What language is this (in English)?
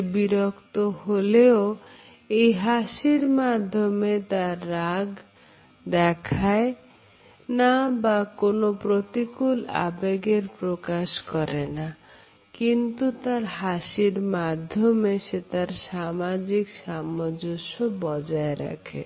Bangla